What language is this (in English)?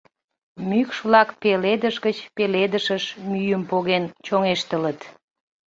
Mari